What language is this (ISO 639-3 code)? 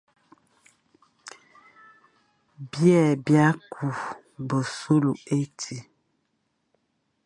fan